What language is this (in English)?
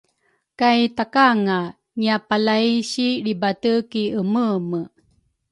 Rukai